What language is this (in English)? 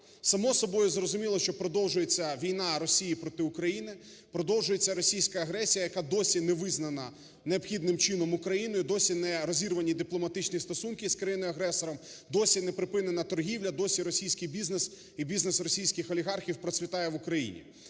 Ukrainian